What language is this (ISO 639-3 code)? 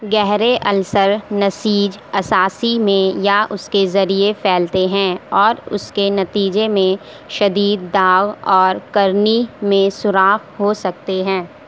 urd